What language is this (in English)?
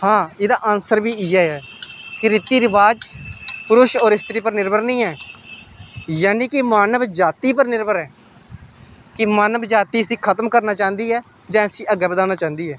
Dogri